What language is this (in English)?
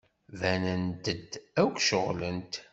Kabyle